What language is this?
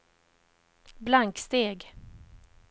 Swedish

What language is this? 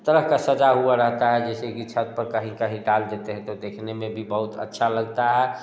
Hindi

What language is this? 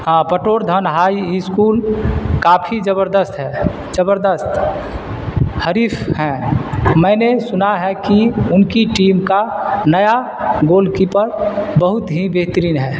Urdu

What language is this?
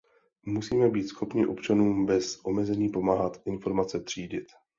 Czech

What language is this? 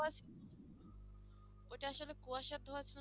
Bangla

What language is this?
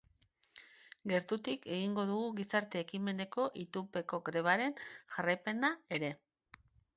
Basque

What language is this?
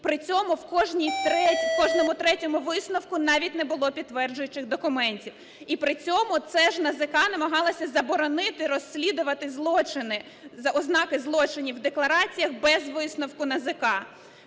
Ukrainian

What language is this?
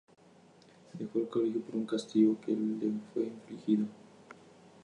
Spanish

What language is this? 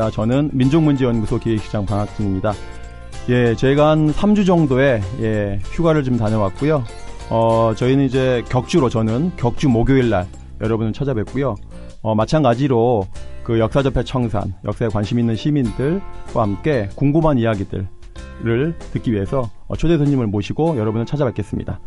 Korean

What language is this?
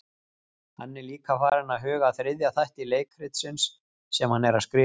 Icelandic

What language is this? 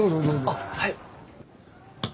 Japanese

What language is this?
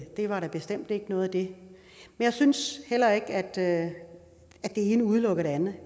Danish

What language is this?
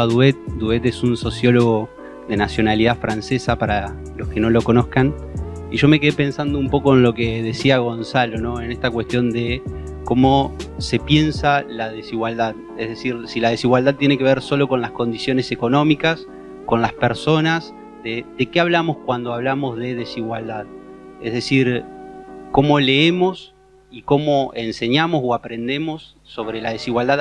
Spanish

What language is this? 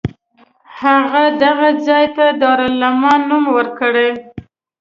Pashto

